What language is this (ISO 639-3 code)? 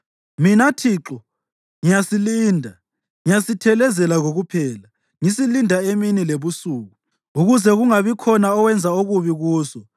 nde